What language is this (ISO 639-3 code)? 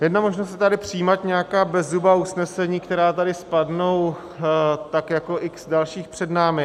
ces